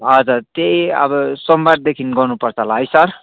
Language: Nepali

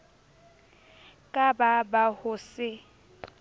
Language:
Southern Sotho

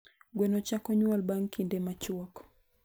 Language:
Luo (Kenya and Tanzania)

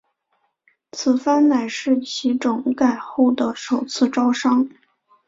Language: Chinese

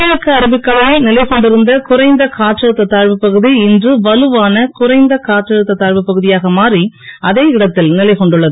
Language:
Tamil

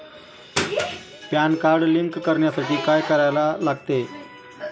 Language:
Marathi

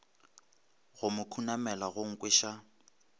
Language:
Northern Sotho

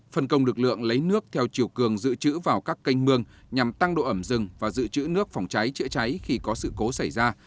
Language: Vietnamese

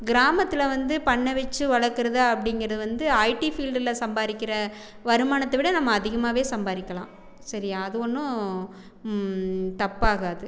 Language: Tamil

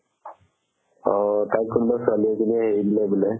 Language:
Assamese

